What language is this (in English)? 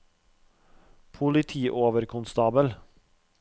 Norwegian